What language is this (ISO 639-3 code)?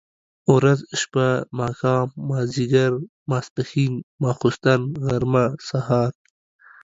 pus